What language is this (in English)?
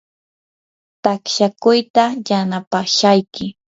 Yanahuanca Pasco Quechua